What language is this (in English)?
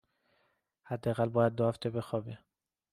Persian